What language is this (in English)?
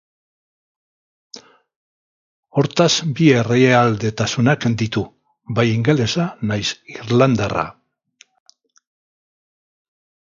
Basque